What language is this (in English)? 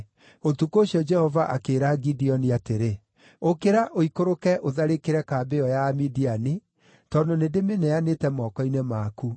Kikuyu